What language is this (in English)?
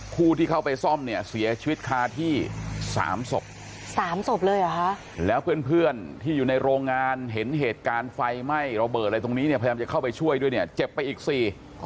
Thai